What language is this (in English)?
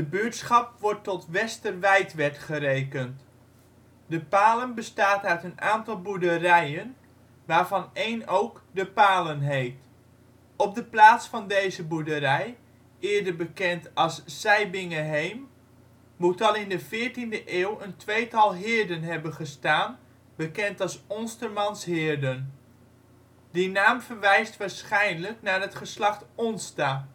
Dutch